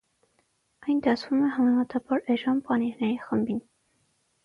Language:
Armenian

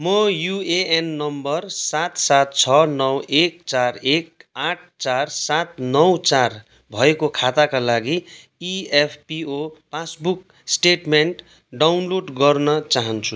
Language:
Nepali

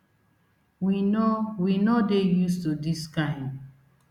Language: Nigerian Pidgin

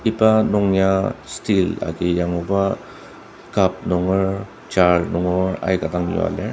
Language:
Ao Naga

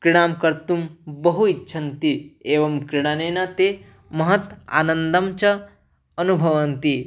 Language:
Sanskrit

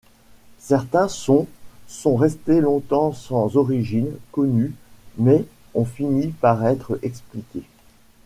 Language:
French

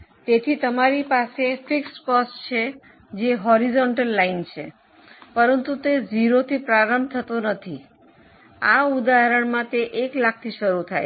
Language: Gujarati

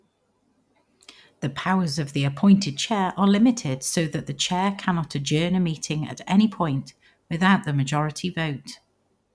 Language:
English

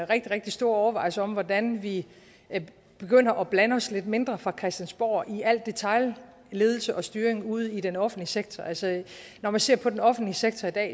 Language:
Danish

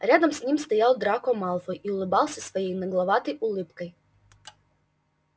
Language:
Russian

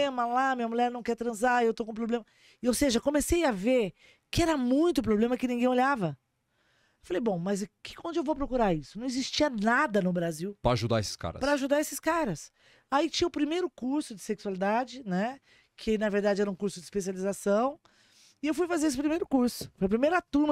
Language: Portuguese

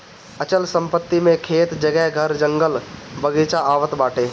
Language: Bhojpuri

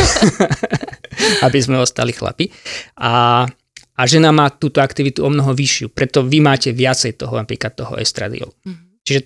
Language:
Slovak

